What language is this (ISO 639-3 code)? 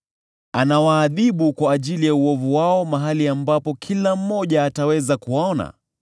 swa